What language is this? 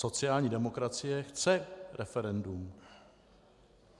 Czech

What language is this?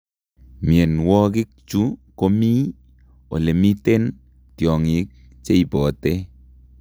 Kalenjin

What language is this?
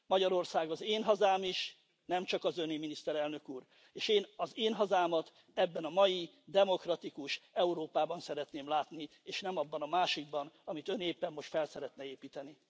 Hungarian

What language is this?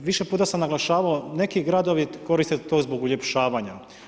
Croatian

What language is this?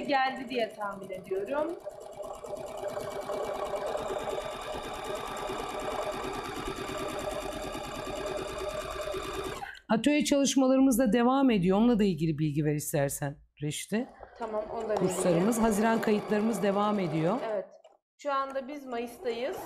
Turkish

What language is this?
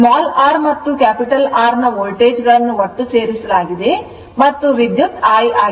Kannada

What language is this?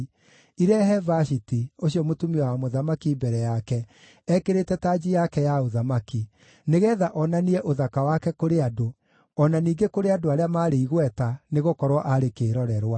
Kikuyu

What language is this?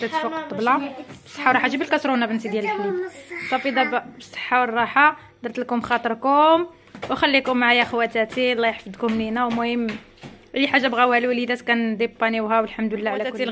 Arabic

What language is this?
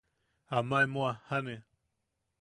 Yaqui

